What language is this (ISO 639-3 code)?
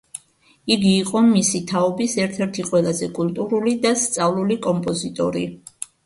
kat